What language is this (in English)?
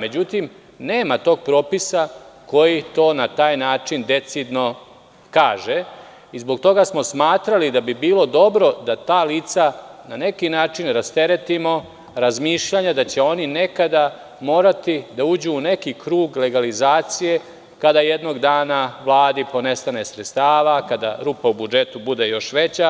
Serbian